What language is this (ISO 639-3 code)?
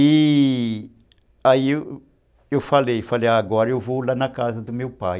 por